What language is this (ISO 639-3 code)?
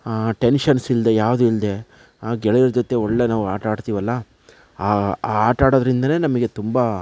kan